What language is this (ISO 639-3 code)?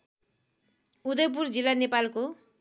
nep